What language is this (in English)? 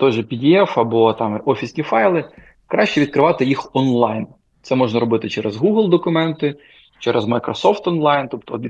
Ukrainian